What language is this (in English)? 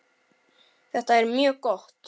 Icelandic